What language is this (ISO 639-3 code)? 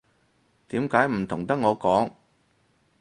yue